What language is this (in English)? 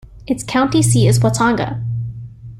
English